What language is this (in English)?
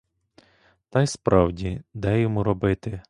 Ukrainian